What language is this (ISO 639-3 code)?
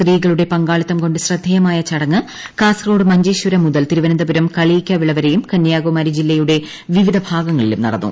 mal